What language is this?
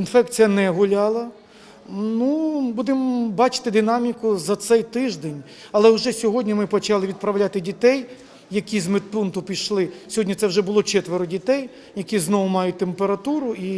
Ukrainian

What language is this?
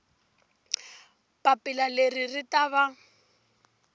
Tsonga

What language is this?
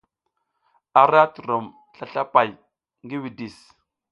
South Giziga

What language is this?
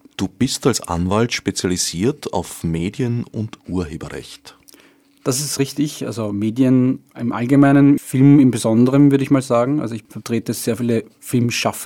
German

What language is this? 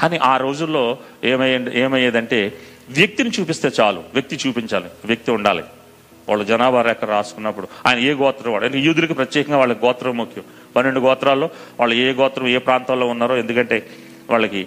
Telugu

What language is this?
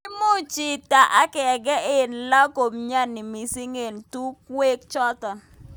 Kalenjin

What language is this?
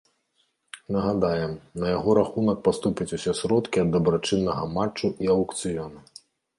Belarusian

